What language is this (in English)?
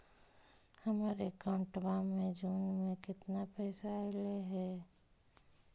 Magahi